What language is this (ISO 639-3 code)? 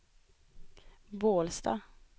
swe